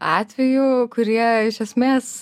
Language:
Lithuanian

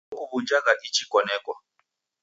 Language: Taita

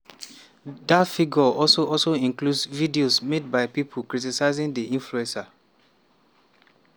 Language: Nigerian Pidgin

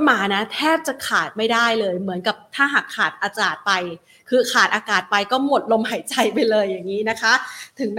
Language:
Thai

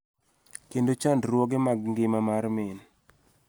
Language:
Luo (Kenya and Tanzania)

